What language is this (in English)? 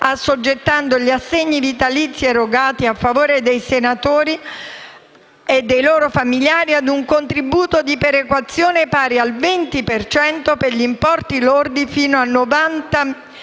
Italian